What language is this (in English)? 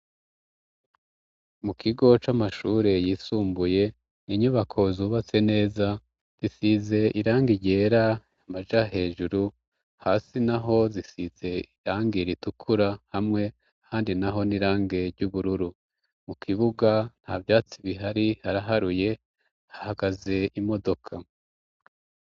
Rundi